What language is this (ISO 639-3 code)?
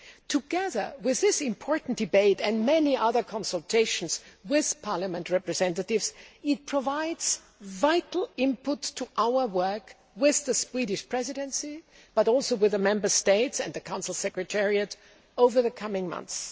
eng